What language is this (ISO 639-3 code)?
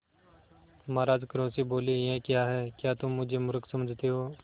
hin